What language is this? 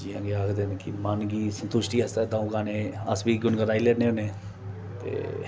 Dogri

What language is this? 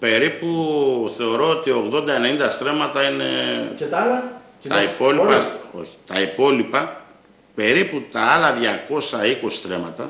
Greek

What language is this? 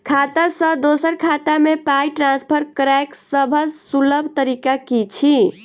Maithili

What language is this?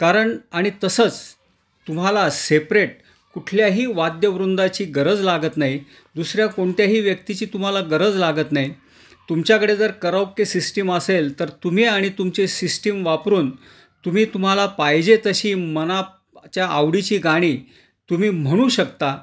Marathi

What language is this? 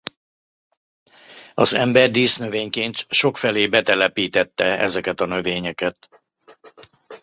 Hungarian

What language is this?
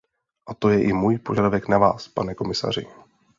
Czech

